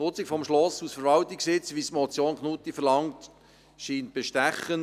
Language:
Swiss German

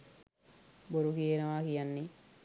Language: Sinhala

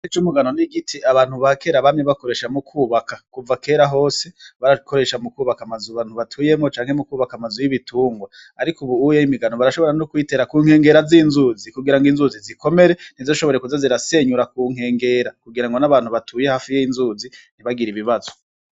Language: Rundi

